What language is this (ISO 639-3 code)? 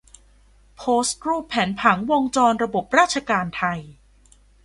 tha